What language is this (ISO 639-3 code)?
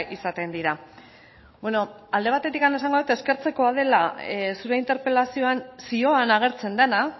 eus